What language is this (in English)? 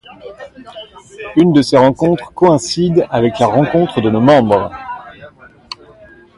French